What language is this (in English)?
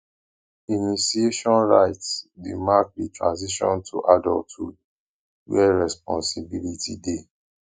Nigerian Pidgin